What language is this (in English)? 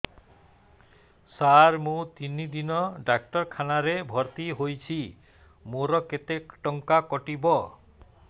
Odia